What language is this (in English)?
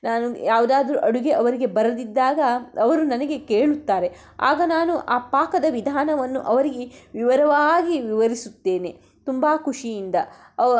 Kannada